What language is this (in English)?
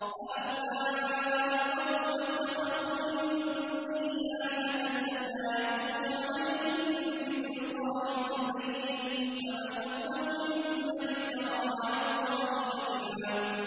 Arabic